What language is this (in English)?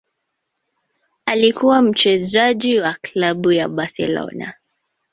Swahili